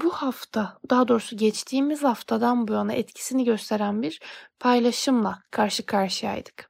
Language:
Turkish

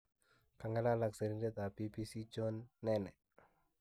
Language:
Kalenjin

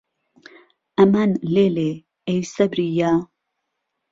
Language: Central Kurdish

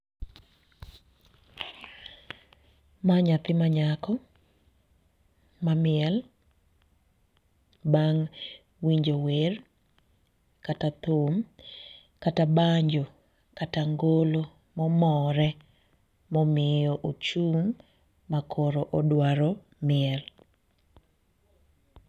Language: Luo (Kenya and Tanzania)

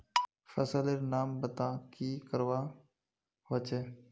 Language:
Magahi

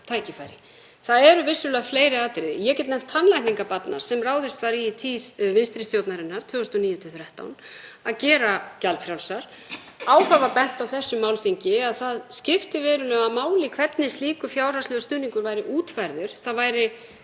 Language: Icelandic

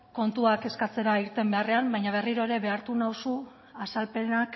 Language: Basque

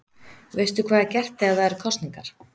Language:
Icelandic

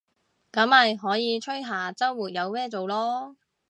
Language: Cantonese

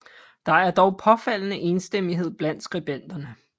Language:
Danish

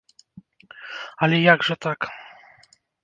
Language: Belarusian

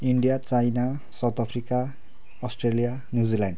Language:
Nepali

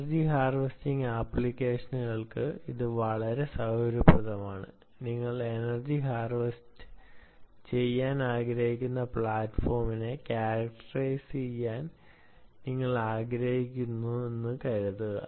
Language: Malayalam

